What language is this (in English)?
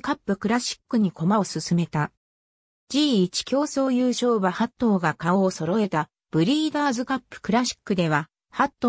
Japanese